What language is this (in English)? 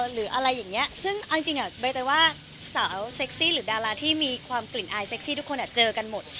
Thai